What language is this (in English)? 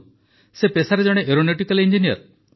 Odia